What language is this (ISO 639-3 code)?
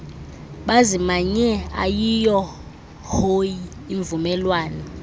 xho